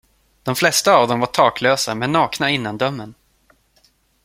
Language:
Swedish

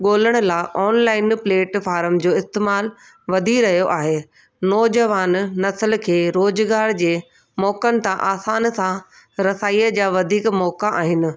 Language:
Sindhi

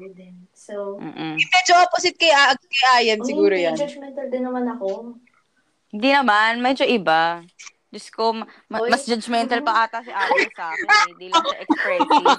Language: Filipino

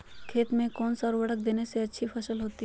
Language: Magahi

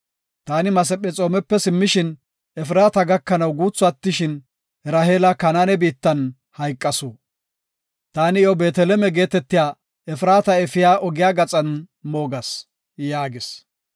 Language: Gofa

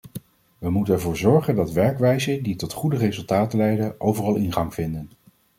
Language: Dutch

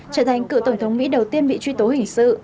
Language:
Vietnamese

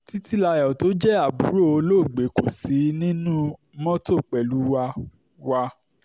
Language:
Yoruba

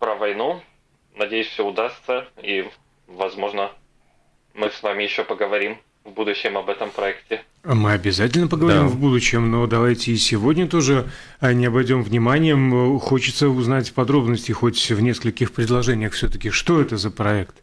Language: Russian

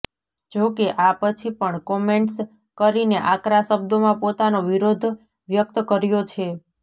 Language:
Gujarati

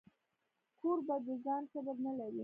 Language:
Pashto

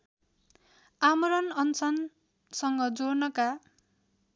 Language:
Nepali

